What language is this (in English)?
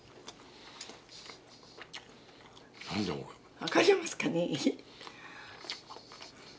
Japanese